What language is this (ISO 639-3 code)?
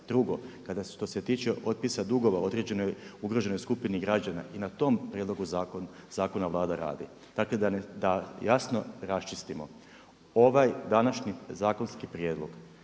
hrv